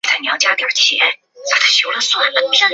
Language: Chinese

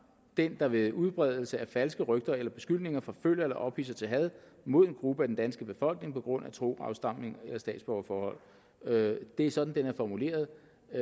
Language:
Danish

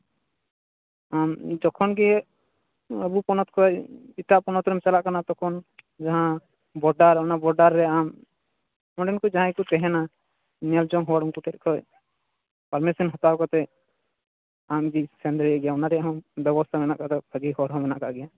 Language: Santali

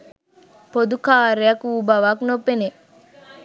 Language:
Sinhala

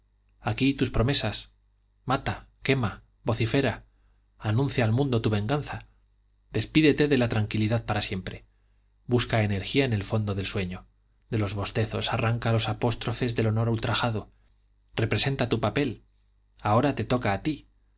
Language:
Spanish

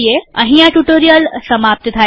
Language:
Gujarati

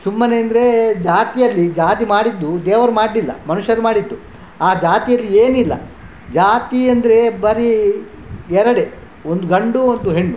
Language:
Kannada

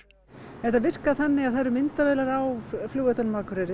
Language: Icelandic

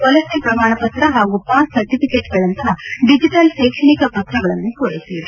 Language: Kannada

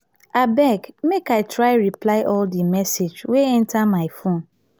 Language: Nigerian Pidgin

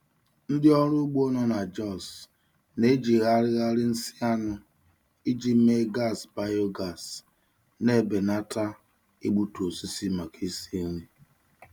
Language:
Igbo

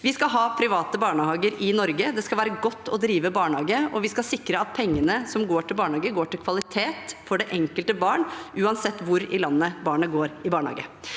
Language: Norwegian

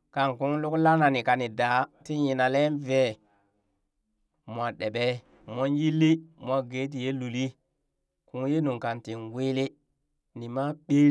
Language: Burak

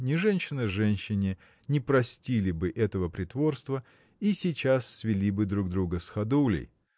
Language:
Russian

